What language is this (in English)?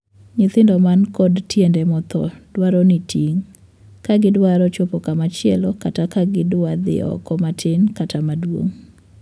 Luo (Kenya and Tanzania)